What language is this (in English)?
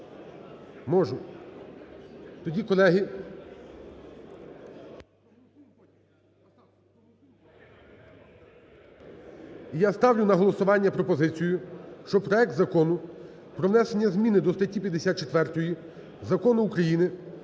Ukrainian